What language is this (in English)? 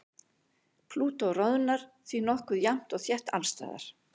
Icelandic